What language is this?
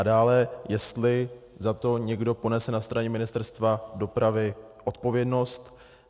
Czech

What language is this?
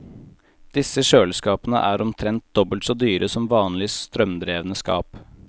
Norwegian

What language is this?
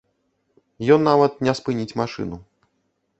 Belarusian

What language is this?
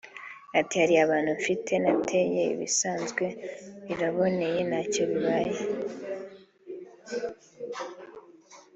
Kinyarwanda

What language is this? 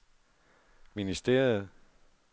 Danish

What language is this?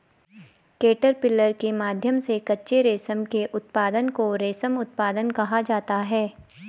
Hindi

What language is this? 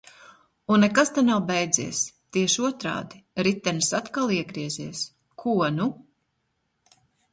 Latvian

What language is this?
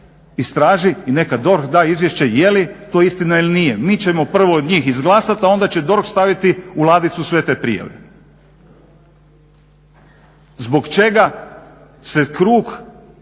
Croatian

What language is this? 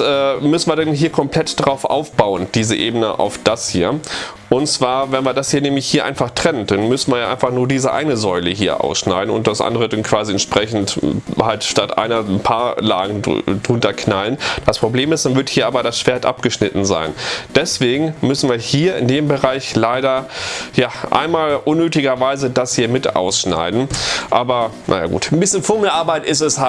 German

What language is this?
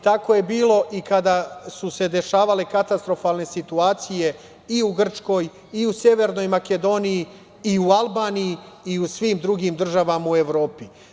Serbian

